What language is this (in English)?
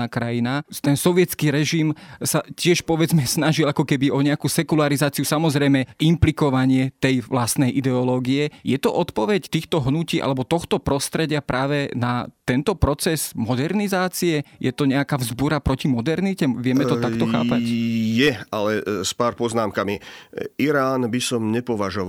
Slovak